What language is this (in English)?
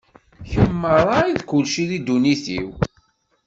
Kabyle